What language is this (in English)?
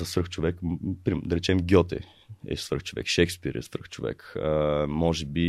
Bulgarian